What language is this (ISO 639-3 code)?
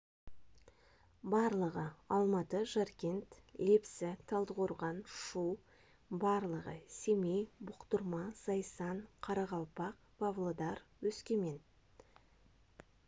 kaz